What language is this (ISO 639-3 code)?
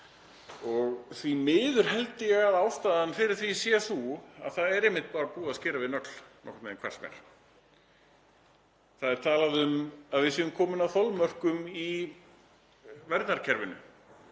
isl